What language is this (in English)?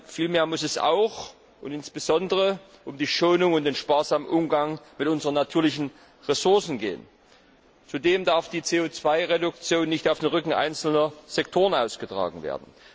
German